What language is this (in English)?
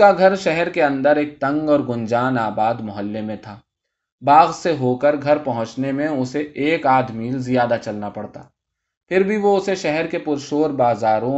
Urdu